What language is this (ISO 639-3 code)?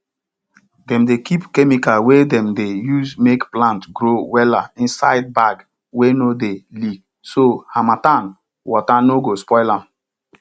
pcm